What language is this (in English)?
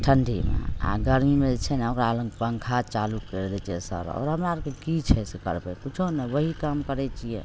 Maithili